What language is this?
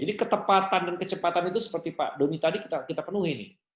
Indonesian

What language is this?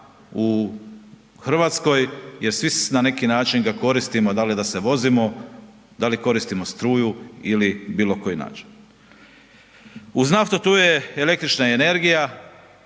Croatian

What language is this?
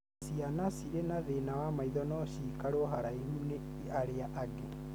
Kikuyu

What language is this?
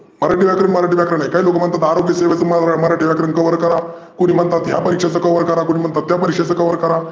Marathi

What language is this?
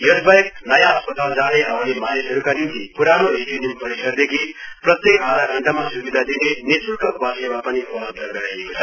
Nepali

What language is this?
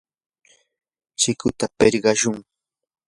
Yanahuanca Pasco Quechua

